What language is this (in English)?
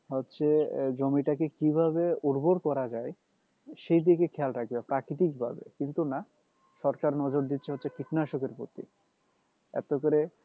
Bangla